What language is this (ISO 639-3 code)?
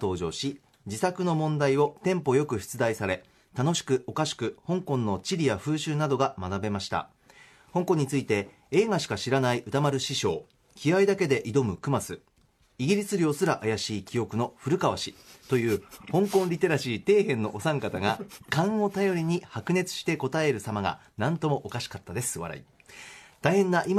jpn